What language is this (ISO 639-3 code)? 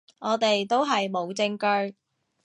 yue